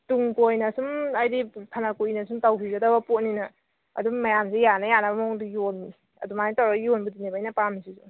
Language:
Manipuri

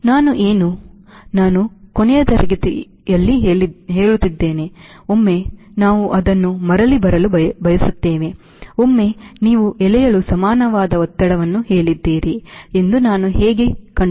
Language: Kannada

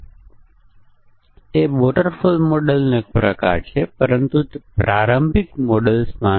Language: Gujarati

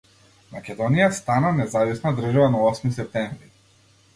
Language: Macedonian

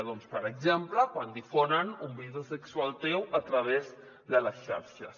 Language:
Catalan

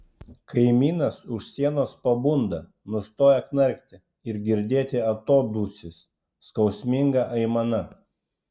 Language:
Lithuanian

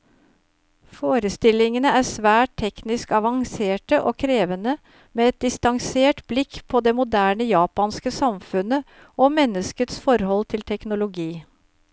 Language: Norwegian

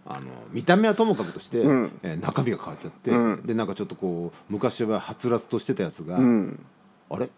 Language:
Japanese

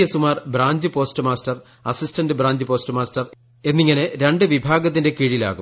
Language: Malayalam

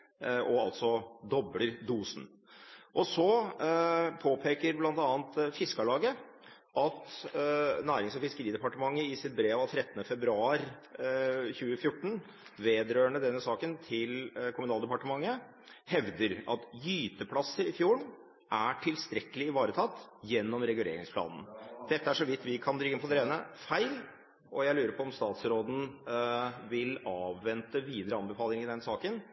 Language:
Norwegian Bokmål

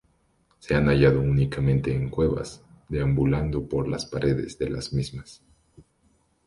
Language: Spanish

